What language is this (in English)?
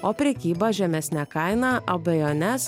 Lithuanian